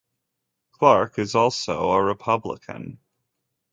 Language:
English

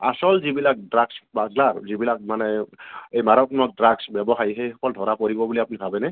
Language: Assamese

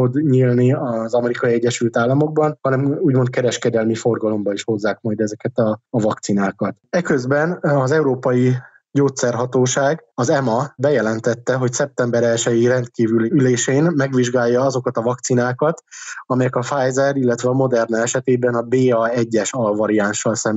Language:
Hungarian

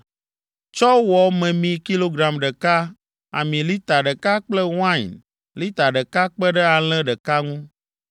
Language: Ewe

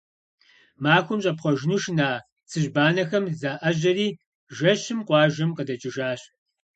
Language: Kabardian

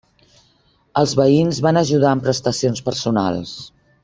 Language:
Catalan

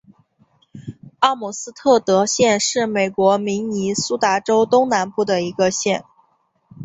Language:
Chinese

